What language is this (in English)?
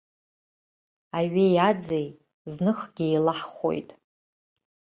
Abkhazian